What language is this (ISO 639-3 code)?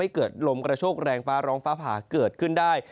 tha